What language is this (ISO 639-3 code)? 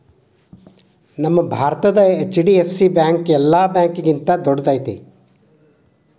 kan